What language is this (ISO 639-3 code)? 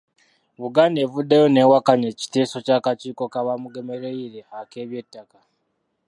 lug